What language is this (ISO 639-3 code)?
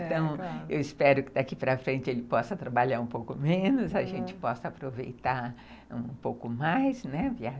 por